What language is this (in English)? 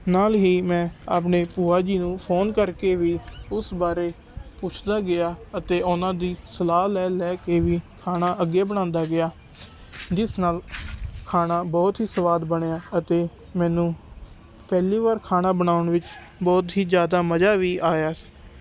Punjabi